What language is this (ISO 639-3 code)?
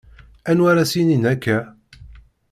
kab